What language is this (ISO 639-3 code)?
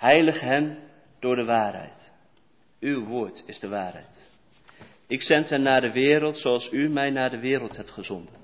nld